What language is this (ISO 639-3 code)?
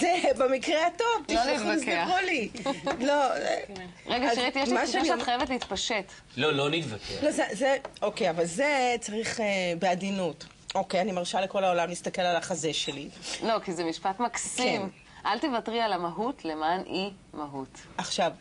heb